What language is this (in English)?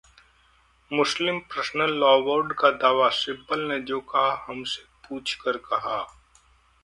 Hindi